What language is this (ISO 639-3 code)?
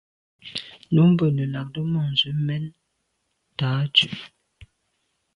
byv